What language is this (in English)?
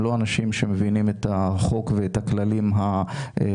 Hebrew